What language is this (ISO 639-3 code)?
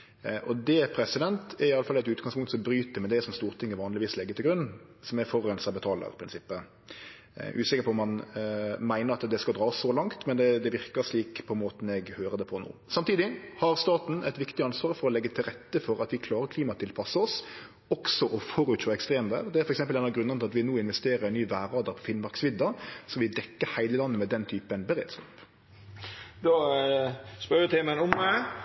nor